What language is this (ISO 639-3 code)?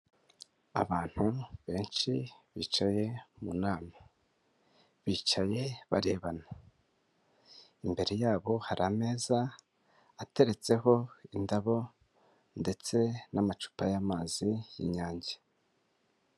kin